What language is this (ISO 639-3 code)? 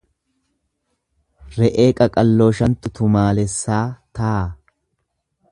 orm